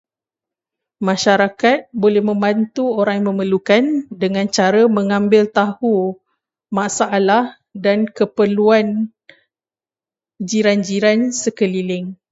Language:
Malay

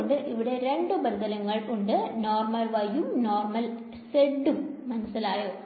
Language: Malayalam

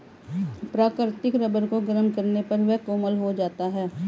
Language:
Hindi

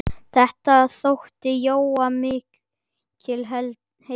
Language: Icelandic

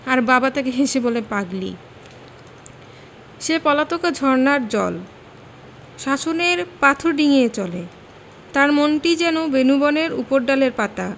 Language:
Bangla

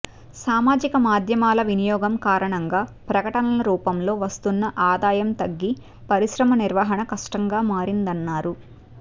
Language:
Telugu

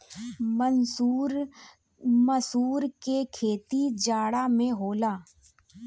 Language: Bhojpuri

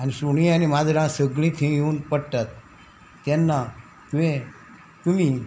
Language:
Konkani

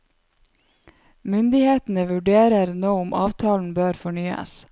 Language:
Norwegian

